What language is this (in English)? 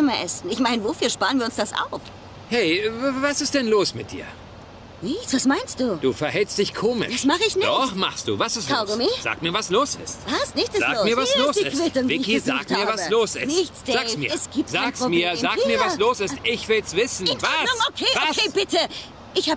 German